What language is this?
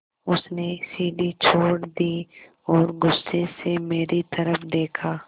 Hindi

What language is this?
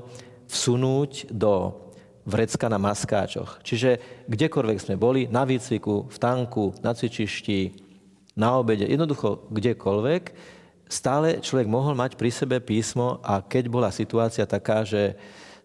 Slovak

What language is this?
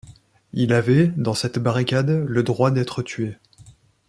French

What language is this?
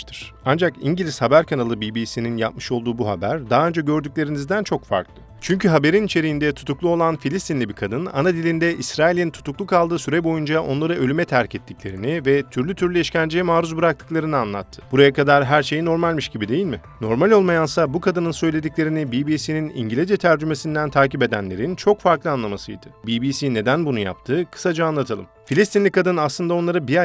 Turkish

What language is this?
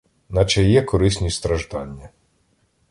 Ukrainian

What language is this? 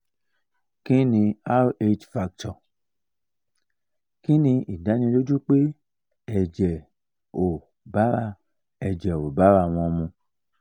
Yoruba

